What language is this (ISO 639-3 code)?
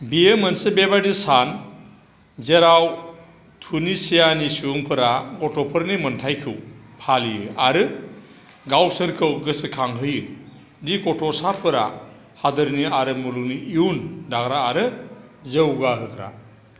brx